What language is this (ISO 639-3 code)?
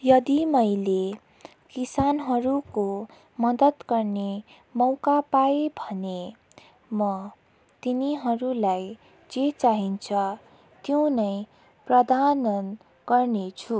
nep